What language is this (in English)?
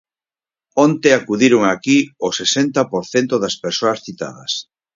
Galician